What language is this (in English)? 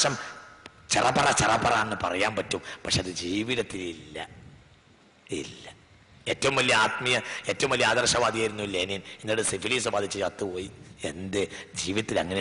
Arabic